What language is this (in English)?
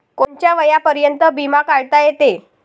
Marathi